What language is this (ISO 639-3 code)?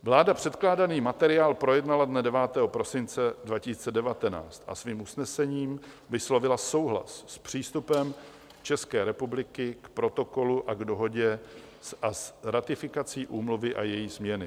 ces